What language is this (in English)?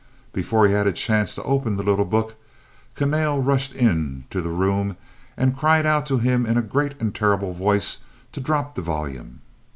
English